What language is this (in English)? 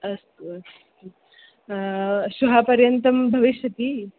Sanskrit